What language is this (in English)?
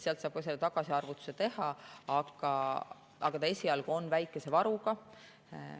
Estonian